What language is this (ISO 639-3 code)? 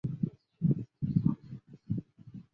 zho